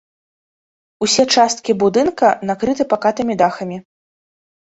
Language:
Belarusian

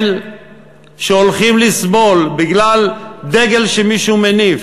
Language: Hebrew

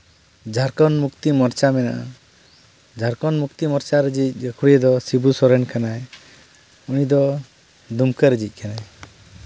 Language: Santali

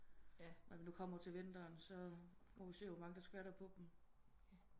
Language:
Danish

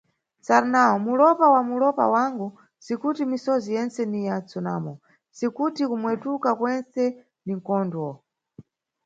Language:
Nyungwe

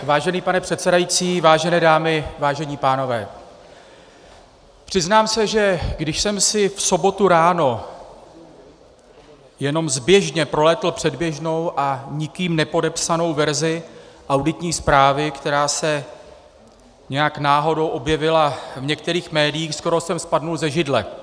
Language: Czech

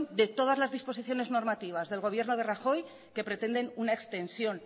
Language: Spanish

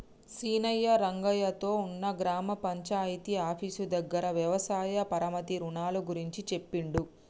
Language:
Telugu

